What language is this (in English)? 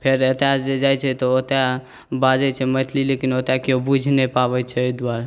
Maithili